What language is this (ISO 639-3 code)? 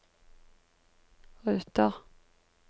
nor